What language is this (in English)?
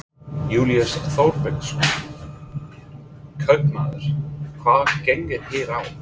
Icelandic